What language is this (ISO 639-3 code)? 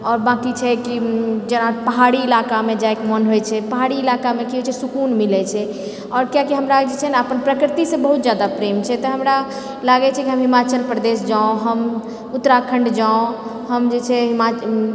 mai